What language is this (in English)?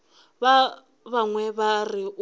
Northern Sotho